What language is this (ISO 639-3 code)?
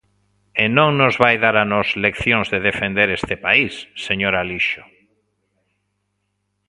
glg